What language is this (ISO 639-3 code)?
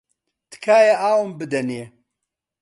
ckb